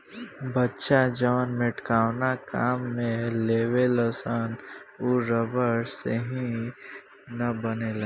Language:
Bhojpuri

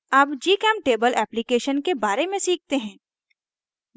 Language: Hindi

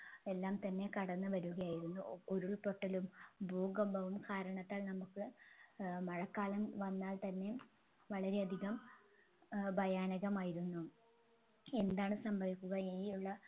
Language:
Malayalam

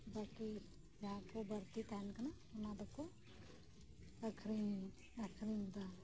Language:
Santali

